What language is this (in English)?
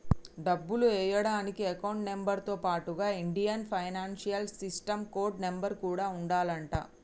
Telugu